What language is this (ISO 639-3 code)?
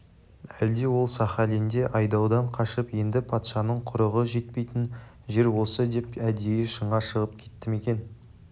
kaz